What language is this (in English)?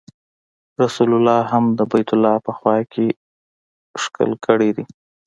Pashto